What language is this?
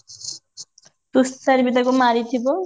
Odia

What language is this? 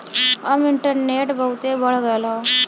Bhojpuri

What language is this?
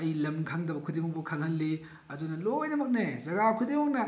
Manipuri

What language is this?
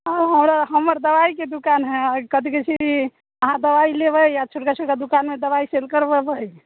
Maithili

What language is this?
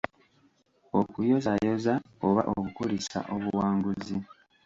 Ganda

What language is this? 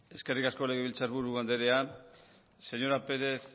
Basque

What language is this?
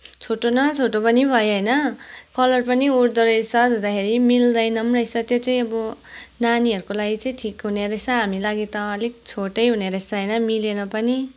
Nepali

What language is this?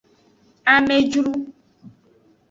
Aja (Benin)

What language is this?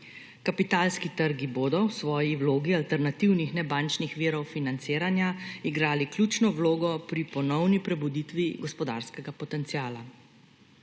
Slovenian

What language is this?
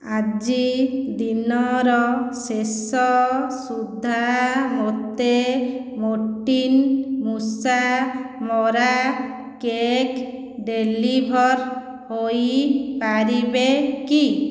Odia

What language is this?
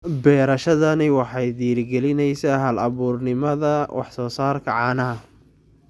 Somali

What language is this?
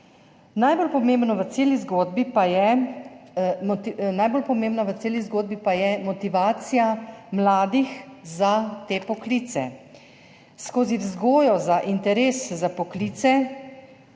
Slovenian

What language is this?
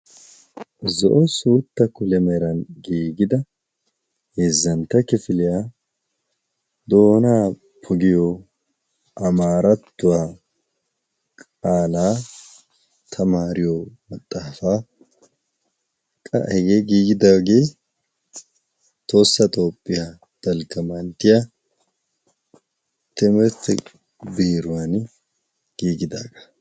Wolaytta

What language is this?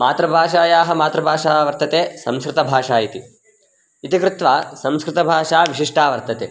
Sanskrit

